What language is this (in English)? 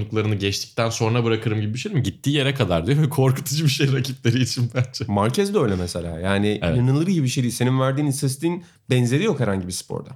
Turkish